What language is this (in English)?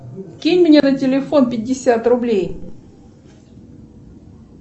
Russian